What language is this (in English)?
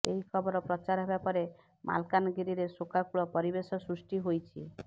Odia